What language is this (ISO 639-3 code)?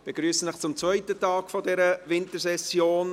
gsw